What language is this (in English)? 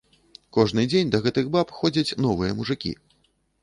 Belarusian